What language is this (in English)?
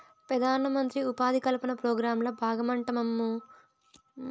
Telugu